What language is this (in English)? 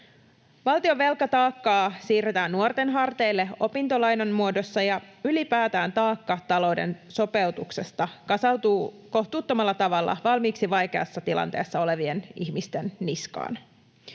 Finnish